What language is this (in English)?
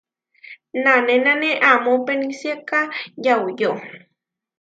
Huarijio